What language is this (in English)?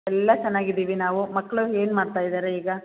Kannada